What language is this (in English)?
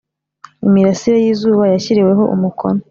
Kinyarwanda